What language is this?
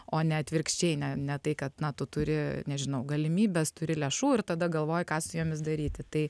Lithuanian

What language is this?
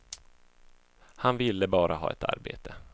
Swedish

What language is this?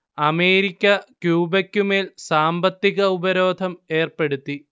Malayalam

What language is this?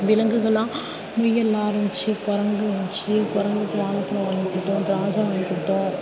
Tamil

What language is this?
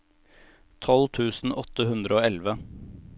Norwegian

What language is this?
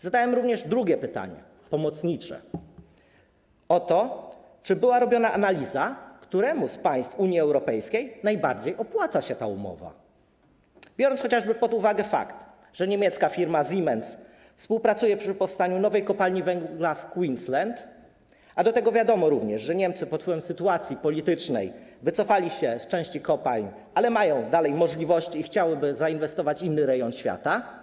Polish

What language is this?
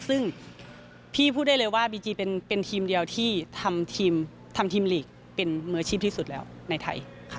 Thai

